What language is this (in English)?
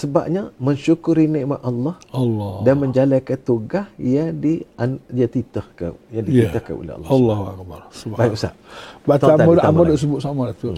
Malay